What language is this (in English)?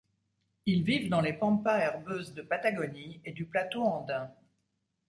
French